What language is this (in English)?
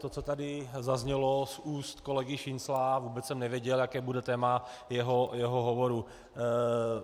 Czech